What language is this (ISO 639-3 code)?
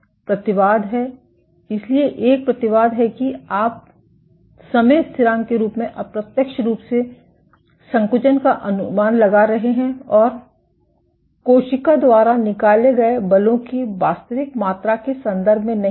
hin